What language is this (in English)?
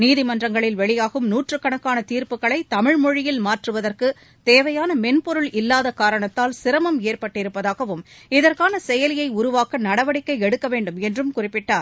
Tamil